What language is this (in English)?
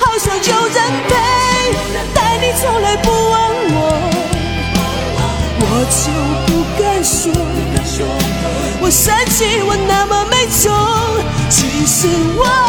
Chinese